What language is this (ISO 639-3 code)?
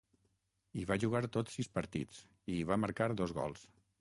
cat